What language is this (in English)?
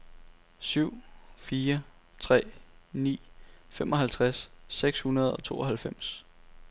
Danish